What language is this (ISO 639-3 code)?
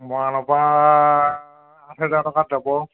asm